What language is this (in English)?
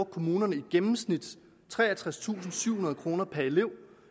Danish